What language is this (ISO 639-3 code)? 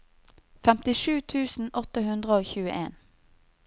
nor